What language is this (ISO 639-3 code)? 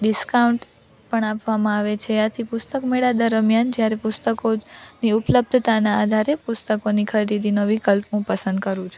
guj